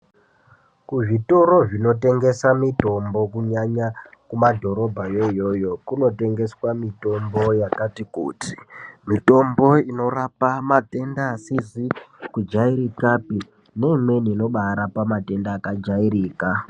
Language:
Ndau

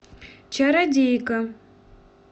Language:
Russian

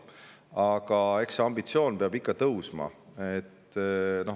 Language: Estonian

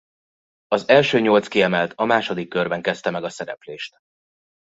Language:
Hungarian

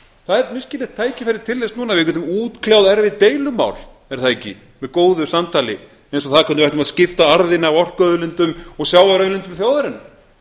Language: Icelandic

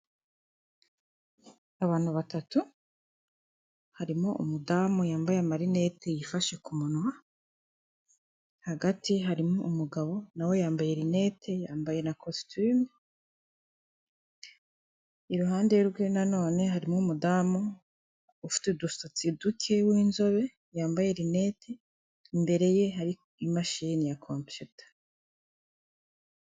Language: Kinyarwanda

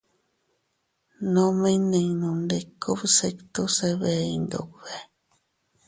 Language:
Teutila Cuicatec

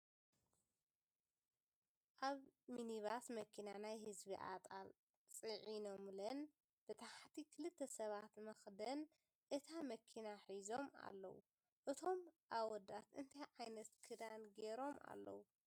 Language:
Tigrinya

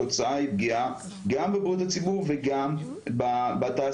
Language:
Hebrew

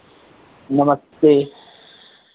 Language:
Hindi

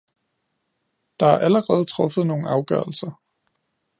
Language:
Danish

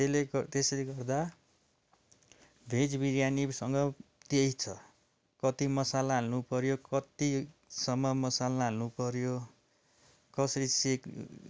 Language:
Nepali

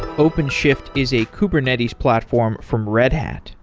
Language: English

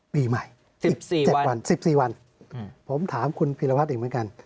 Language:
Thai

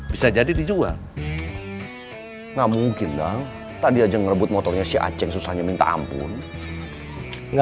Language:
Indonesian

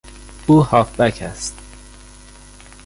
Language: Persian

